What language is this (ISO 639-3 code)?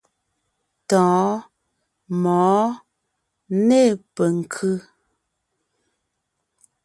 nnh